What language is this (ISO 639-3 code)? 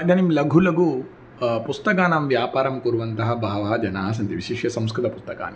san